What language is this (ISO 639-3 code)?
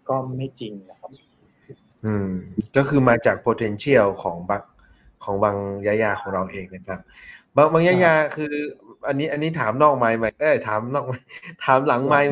tha